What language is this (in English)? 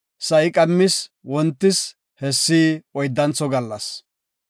Gofa